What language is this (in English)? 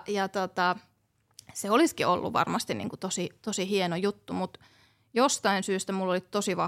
Finnish